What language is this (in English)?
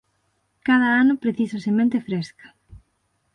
Galician